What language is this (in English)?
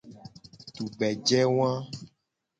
Gen